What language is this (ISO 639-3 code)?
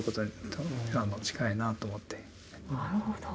jpn